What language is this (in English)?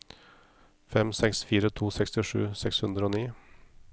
Norwegian